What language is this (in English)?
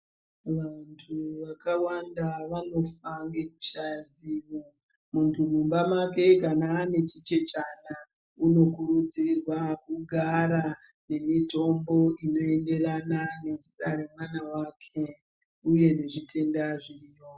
Ndau